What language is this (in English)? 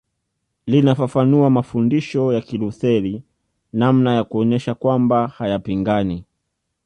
Swahili